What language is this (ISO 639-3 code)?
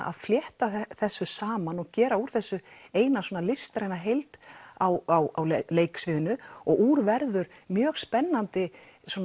isl